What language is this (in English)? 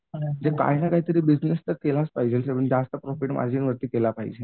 Marathi